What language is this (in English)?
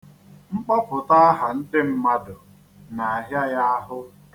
Igbo